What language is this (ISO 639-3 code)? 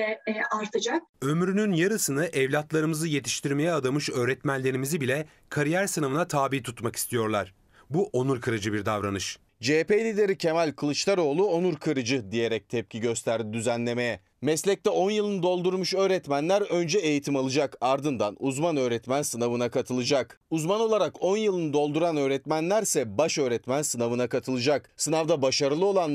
tur